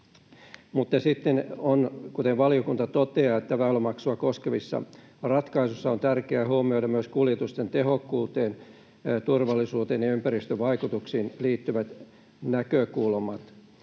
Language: Finnish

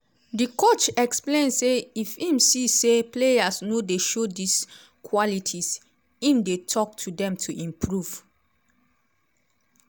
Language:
Nigerian Pidgin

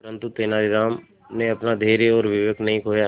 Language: Hindi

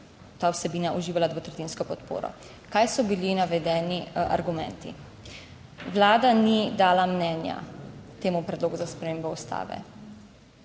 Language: Slovenian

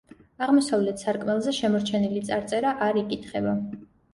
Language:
Georgian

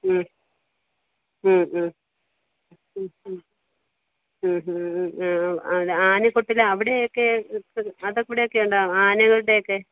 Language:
Malayalam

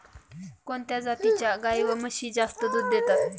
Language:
Marathi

